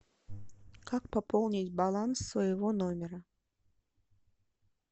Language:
Russian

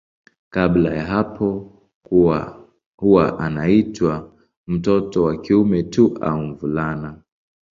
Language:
Swahili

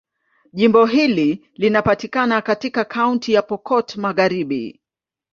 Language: Swahili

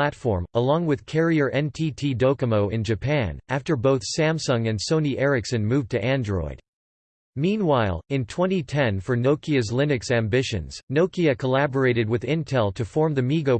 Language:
English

